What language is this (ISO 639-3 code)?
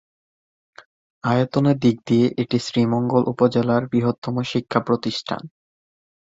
ben